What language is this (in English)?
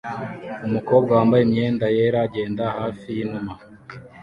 Kinyarwanda